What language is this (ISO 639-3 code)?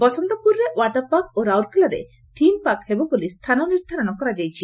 ori